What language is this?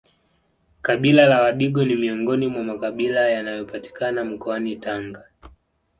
Swahili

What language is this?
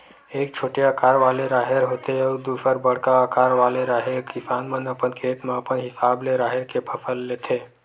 Chhattisgarhi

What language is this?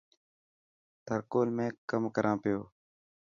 Dhatki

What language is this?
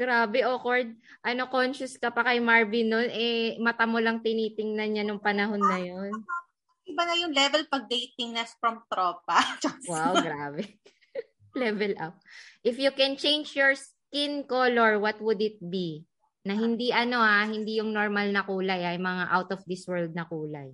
Filipino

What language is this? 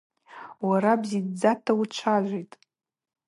Abaza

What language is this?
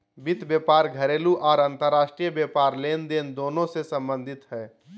Magahi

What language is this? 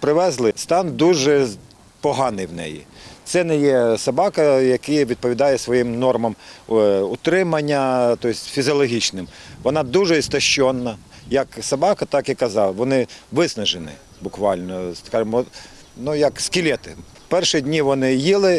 Ukrainian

